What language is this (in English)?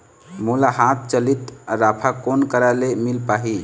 Chhattisgarhi